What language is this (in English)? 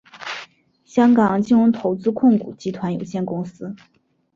Chinese